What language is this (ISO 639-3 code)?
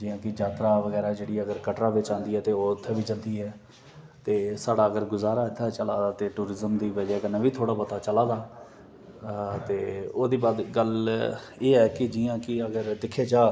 doi